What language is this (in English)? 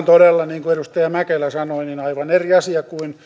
Finnish